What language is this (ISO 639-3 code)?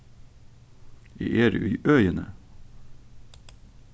fao